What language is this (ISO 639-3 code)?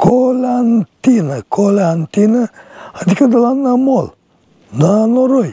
ron